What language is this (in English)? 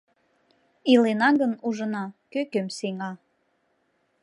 Mari